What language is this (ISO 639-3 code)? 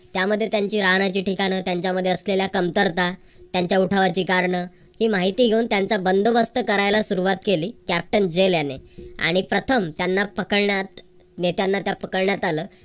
mar